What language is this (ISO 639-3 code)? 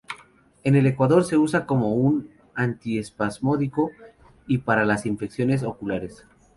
spa